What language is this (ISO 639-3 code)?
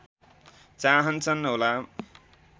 nep